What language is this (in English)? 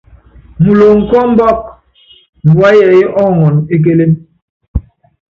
Yangben